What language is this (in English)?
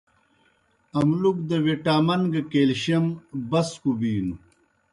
Kohistani Shina